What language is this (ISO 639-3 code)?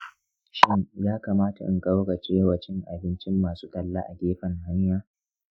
hau